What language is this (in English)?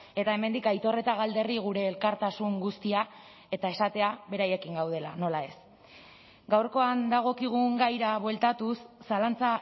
Basque